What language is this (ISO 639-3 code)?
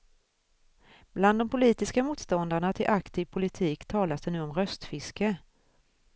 swe